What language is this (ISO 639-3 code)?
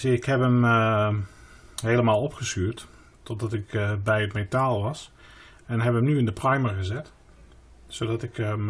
nld